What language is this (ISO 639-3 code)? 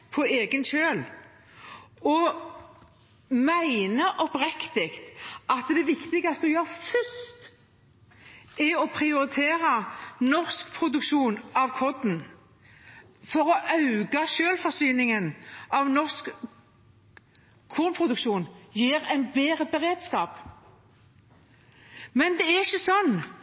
nob